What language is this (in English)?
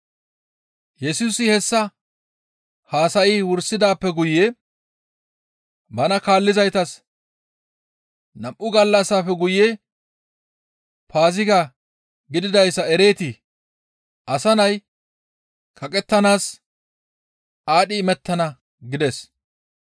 Gamo